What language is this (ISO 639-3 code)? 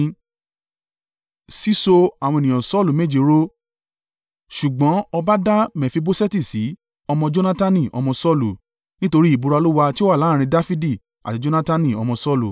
yor